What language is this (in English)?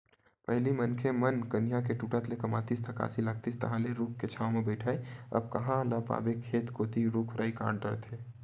Chhattisgarhi